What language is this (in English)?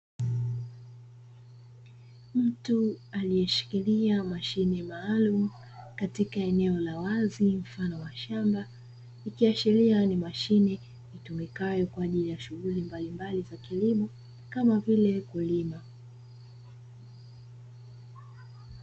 Swahili